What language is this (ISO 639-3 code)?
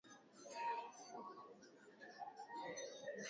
swa